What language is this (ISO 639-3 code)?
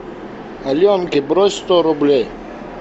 rus